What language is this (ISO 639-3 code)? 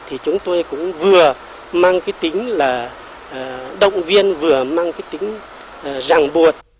vie